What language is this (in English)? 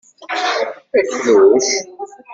Kabyle